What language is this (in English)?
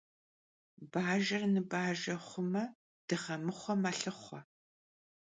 Kabardian